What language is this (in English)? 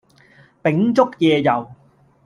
Cantonese